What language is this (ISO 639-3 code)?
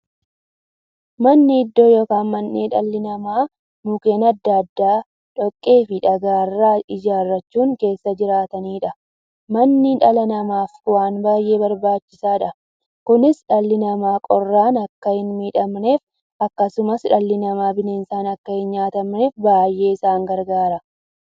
orm